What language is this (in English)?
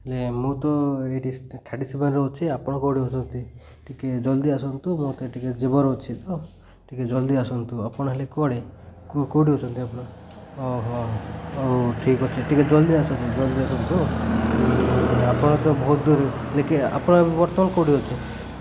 Odia